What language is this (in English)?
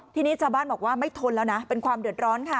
Thai